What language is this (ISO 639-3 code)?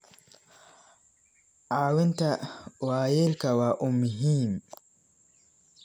som